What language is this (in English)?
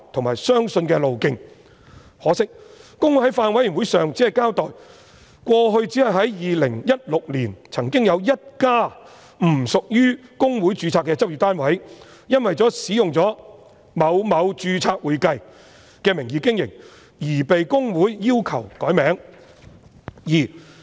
Cantonese